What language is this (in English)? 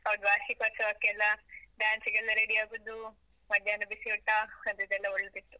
Kannada